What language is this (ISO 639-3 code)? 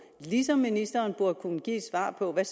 dan